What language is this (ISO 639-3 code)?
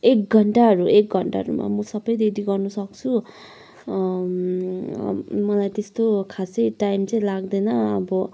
nep